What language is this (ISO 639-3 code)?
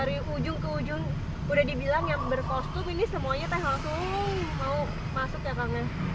ind